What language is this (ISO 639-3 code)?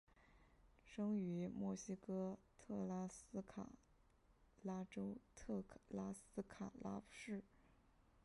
zho